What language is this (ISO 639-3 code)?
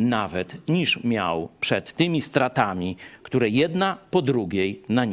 pol